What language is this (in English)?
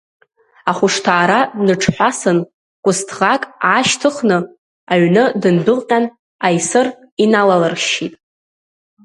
Abkhazian